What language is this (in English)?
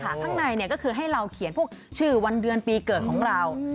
Thai